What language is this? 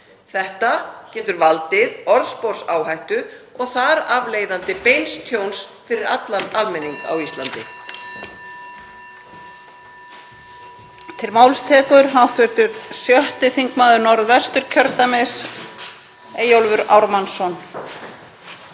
Icelandic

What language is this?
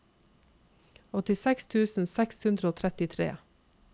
Norwegian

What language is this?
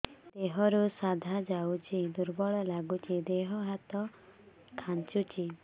Odia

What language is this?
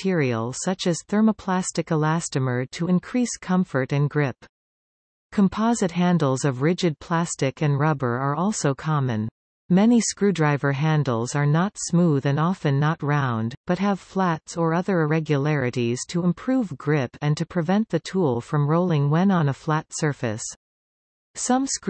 English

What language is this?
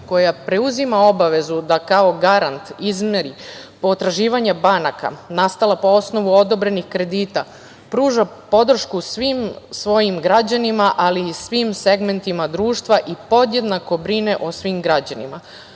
Serbian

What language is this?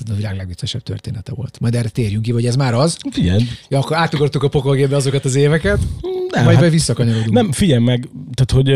Hungarian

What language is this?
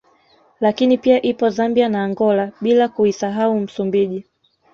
Swahili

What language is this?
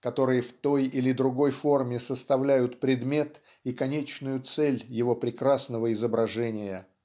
Russian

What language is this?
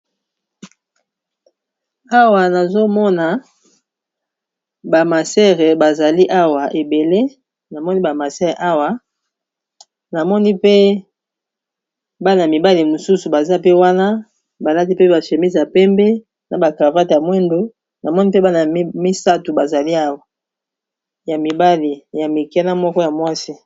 Lingala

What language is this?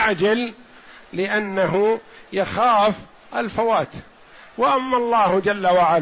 Arabic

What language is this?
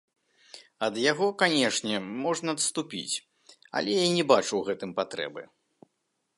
Belarusian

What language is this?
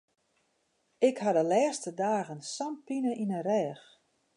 Western Frisian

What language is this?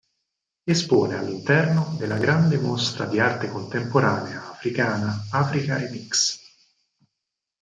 Italian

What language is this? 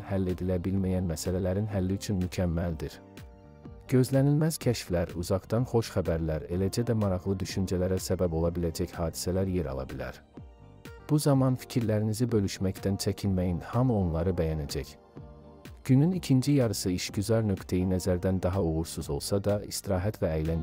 Turkish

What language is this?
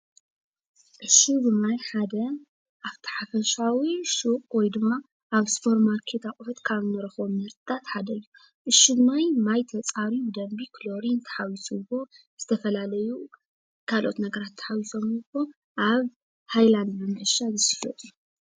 Tigrinya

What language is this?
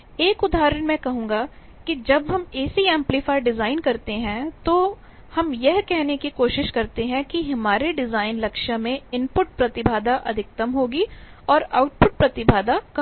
Hindi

